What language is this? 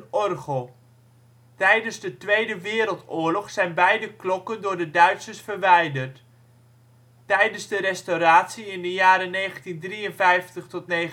Dutch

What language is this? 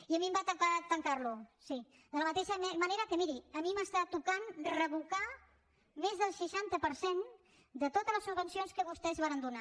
Catalan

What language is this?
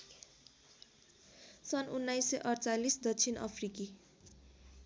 Nepali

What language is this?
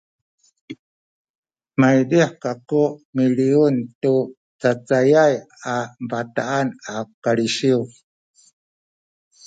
Sakizaya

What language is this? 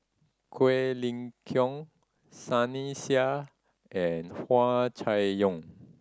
English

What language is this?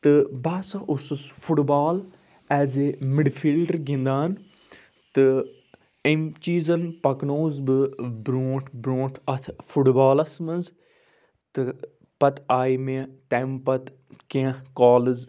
Kashmiri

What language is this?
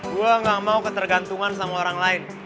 Indonesian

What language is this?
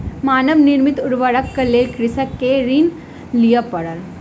Maithili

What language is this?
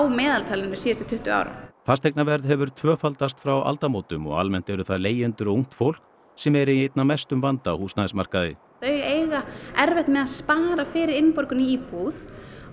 Icelandic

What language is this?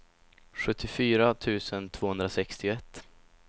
Swedish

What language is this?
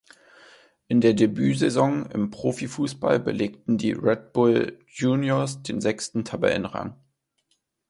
German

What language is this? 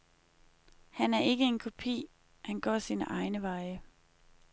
Danish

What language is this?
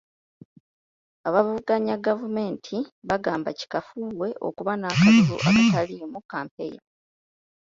Ganda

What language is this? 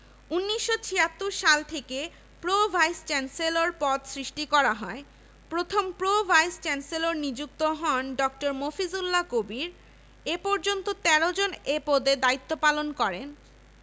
Bangla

